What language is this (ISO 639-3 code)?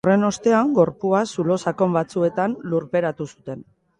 eus